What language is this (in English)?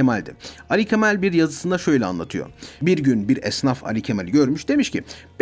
Turkish